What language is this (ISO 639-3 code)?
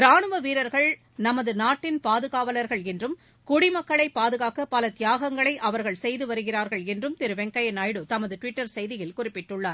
tam